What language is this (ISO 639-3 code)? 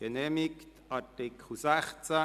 gsw